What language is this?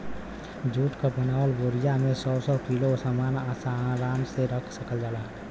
Bhojpuri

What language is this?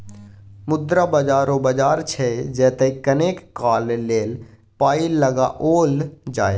Maithili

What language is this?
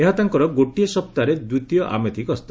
Odia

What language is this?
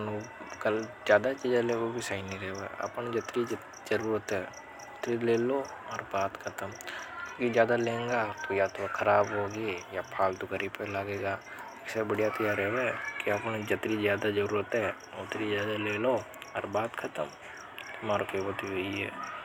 Hadothi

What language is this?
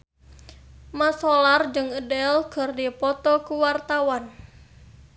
Sundanese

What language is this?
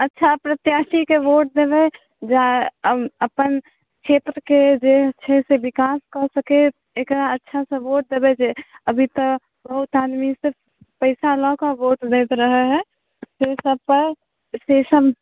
Maithili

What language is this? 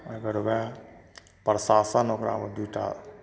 Maithili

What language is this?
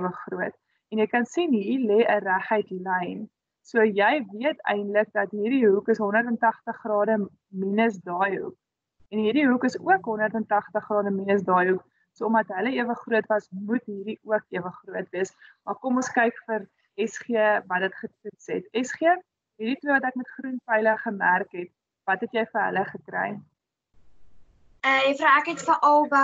Dutch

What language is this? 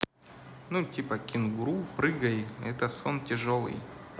Russian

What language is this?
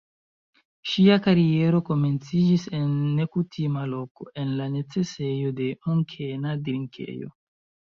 Esperanto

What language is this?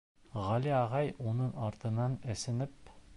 Bashkir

